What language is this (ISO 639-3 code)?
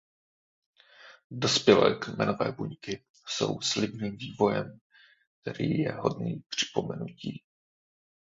ces